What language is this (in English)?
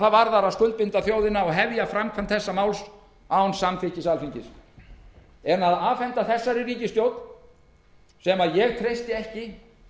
Icelandic